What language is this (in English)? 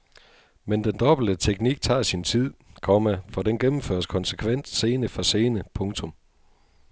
Danish